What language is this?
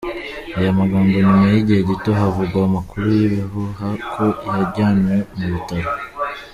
Kinyarwanda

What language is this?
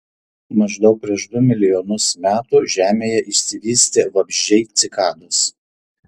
Lithuanian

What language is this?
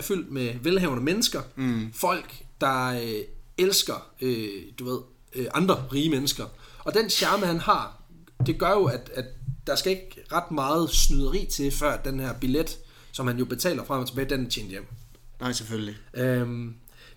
Danish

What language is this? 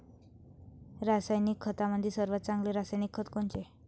Marathi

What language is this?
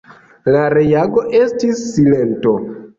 Esperanto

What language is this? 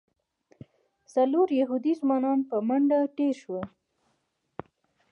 Pashto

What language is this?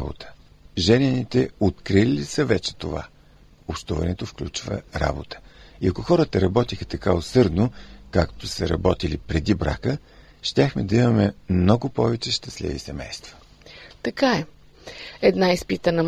Bulgarian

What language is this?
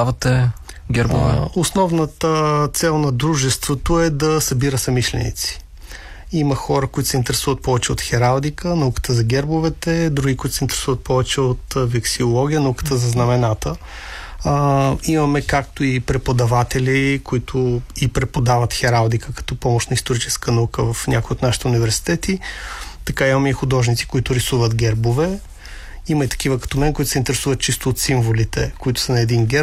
Bulgarian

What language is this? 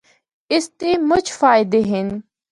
Northern Hindko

